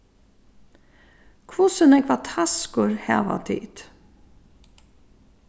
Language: Faroese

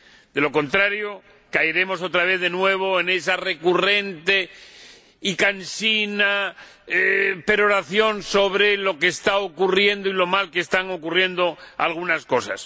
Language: Spanish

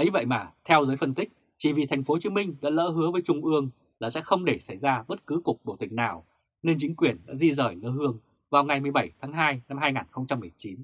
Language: Vietnamese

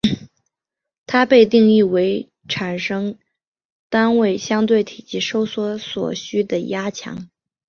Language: Chinese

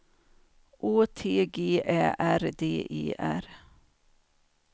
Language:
Swedish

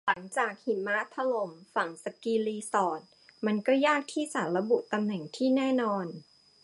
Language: Thai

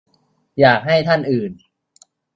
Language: Thai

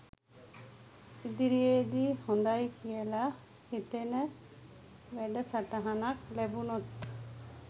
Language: Sinhala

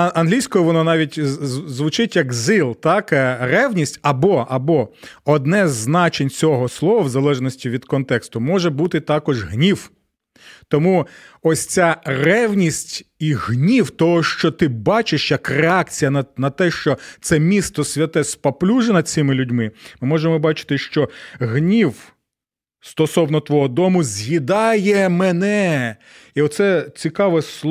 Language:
Ukrainian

